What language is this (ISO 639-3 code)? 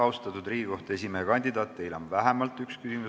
est